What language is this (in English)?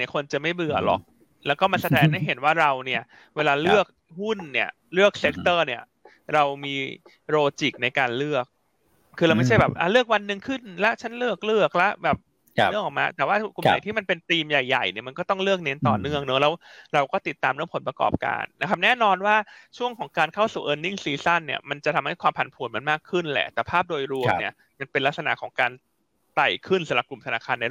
Thai